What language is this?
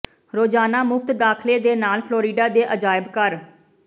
Punjabi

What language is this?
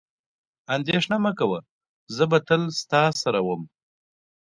Pashto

